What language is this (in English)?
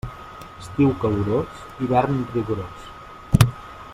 Catalan